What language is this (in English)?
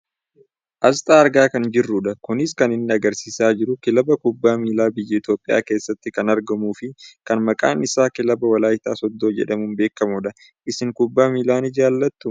Oromo